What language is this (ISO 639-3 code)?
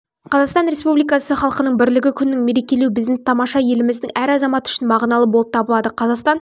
kaz